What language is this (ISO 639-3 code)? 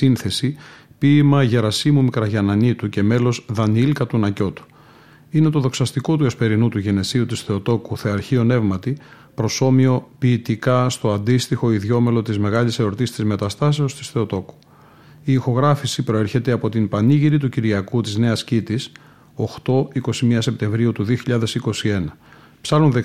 ell